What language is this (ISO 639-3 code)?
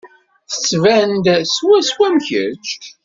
kab